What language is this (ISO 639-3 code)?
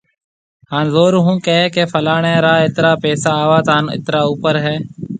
mve